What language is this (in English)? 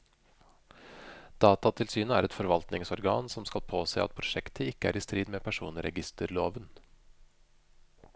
Norwegian